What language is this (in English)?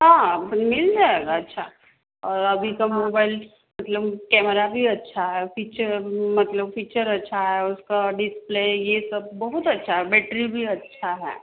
Hindi